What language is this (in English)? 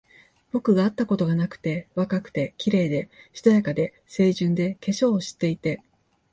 Japanese